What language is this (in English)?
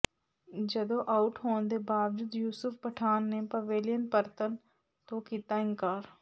Punjabi